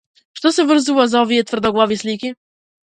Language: Macedonian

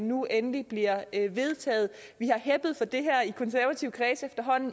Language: Danish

